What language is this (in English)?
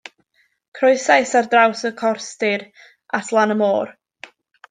Welsh